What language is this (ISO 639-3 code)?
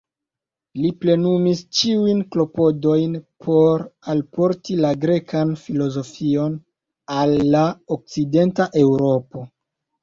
epo